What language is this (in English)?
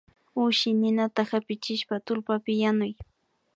Imbabura Highland Quichua